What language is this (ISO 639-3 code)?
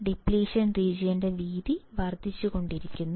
mal